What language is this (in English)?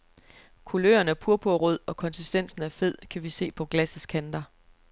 Danish